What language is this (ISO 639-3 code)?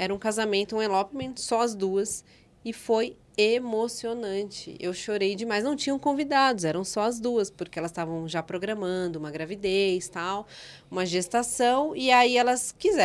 por